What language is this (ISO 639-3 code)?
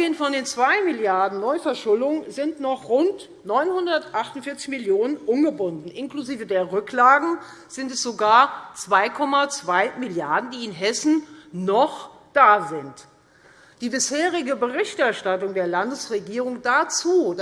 deu